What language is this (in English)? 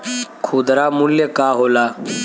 Bhojpuri